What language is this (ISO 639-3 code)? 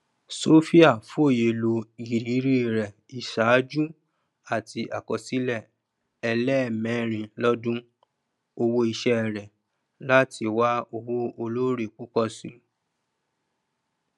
yor